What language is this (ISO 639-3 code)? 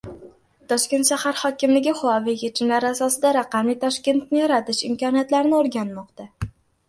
uzb